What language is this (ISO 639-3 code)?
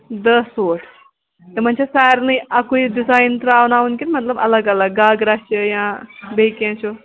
kas